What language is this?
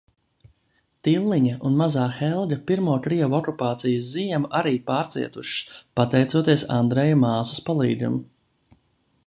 Latvian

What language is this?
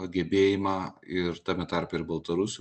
Lithuanian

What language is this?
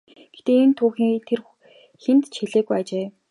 Mongolian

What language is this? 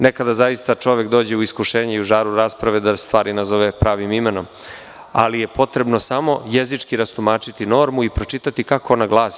Serbian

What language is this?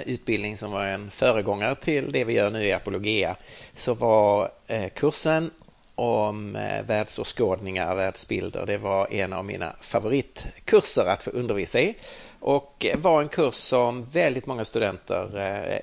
Swedish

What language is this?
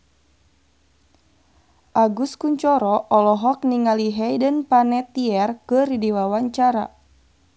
Sundanese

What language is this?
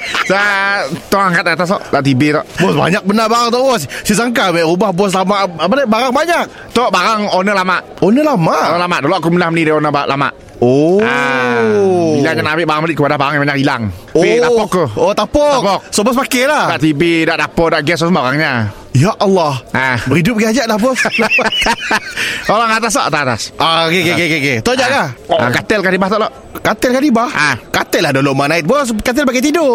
Malay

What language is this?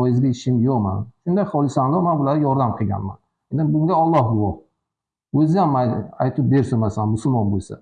Turkish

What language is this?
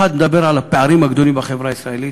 Hebrew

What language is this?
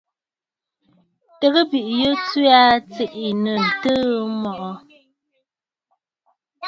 Bafut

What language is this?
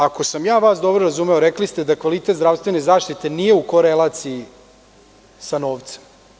Serbian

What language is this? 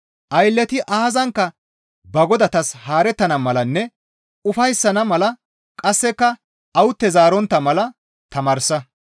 Gamo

